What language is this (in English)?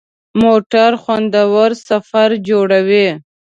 Pashto